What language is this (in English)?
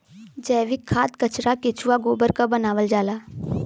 Bhojpuri